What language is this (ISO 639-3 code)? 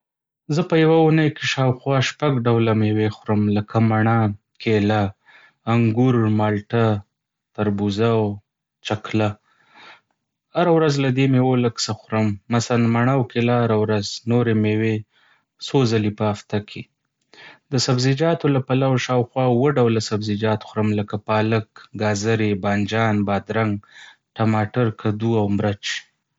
pus